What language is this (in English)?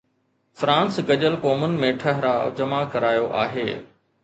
Sindhi